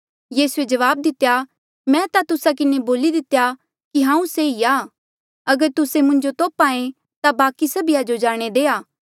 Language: Mandeali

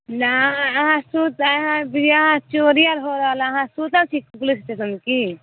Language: Maithili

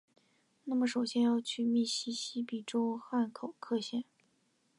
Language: Chinese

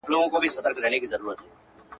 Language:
Pashto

